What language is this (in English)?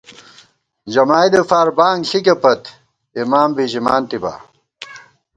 Gawar-Bati